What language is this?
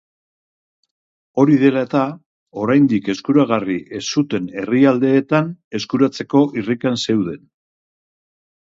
Basque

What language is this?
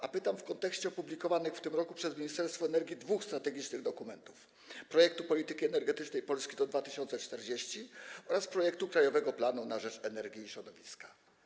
Polish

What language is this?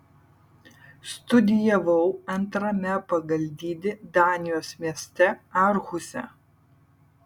Lithuanian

